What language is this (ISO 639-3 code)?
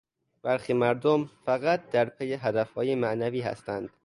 fas